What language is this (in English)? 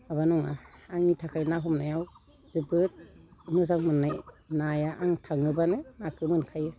Bodo